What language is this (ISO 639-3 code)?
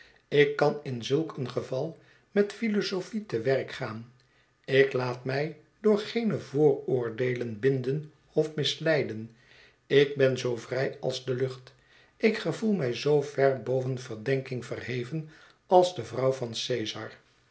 nld